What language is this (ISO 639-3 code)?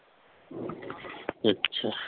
pan